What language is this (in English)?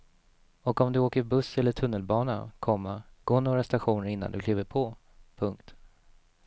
Swedish